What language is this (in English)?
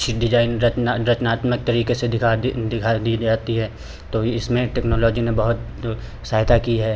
Hindi